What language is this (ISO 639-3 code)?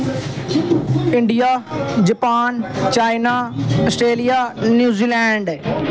doi